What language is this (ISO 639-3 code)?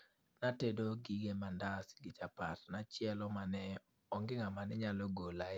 luo